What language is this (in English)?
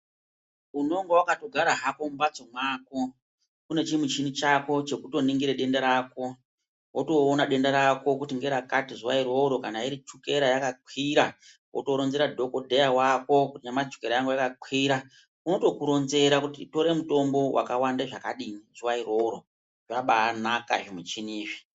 Ndau